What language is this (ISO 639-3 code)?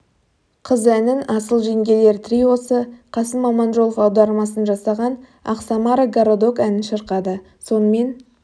kaz